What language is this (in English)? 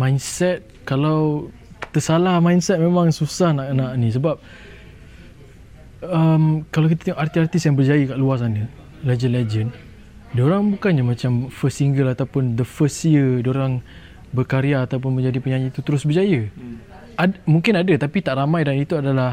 Malay